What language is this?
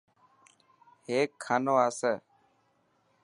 Dhatki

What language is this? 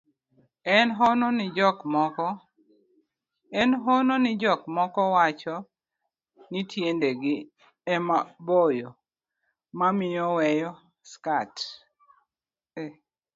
Luo (Kenya and Tanzania)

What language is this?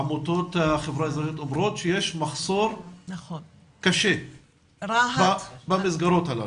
Hebrew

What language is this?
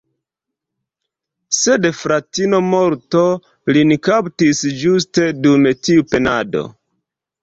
Esperanto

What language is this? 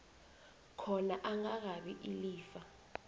South Ndebele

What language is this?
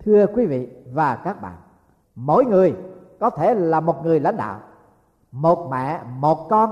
Vietnamese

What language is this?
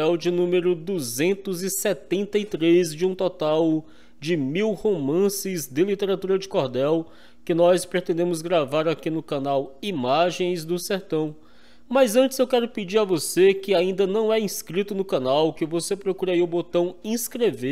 Portuguese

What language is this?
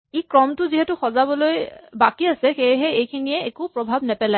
Assamese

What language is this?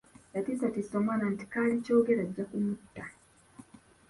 Ganda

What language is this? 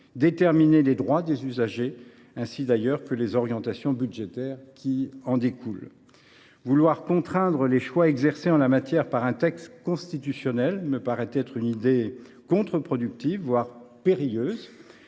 French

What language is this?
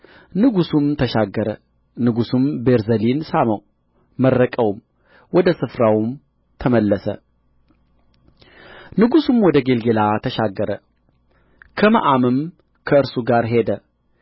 Amharic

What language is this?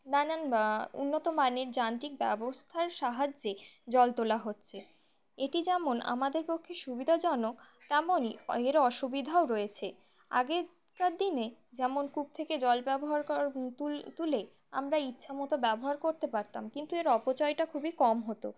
Bangla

